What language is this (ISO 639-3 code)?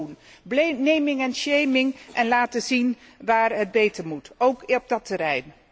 nld